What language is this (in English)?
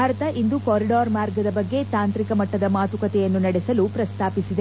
Kannada